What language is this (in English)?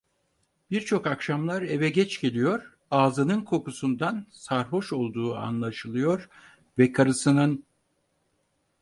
Turkish